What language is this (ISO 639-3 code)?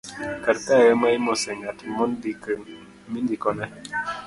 luo